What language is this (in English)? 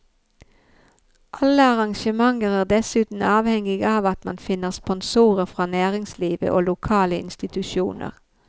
Norwegian